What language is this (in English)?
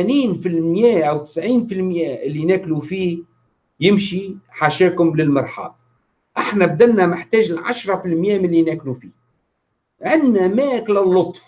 Arabic